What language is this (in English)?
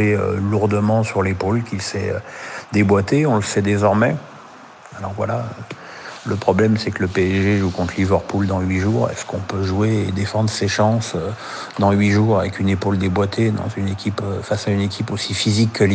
French